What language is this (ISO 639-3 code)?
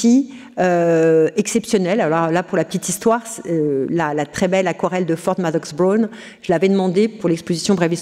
fra